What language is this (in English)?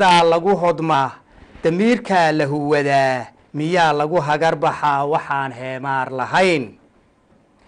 Arabic